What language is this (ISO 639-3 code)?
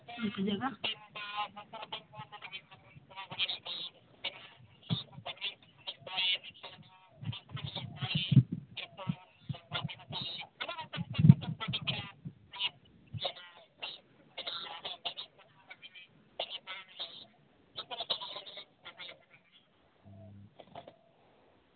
sat